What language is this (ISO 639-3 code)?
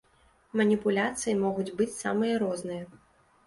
bel